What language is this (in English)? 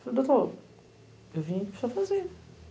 Portuguese